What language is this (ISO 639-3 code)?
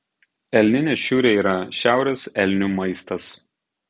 lit